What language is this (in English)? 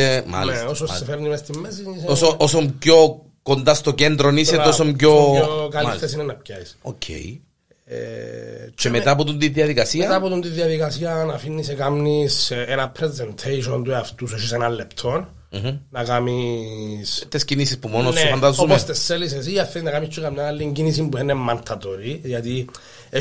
Greek